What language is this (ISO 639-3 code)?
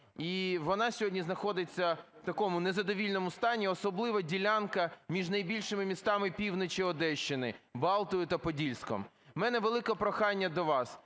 ukr